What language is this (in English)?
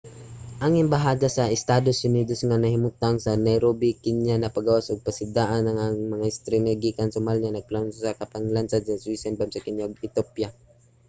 Cebuano